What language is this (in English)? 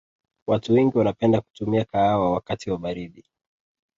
Swahili